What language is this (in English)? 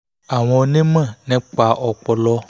Yoruba